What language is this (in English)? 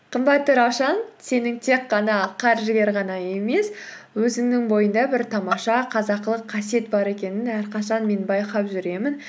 Kazakh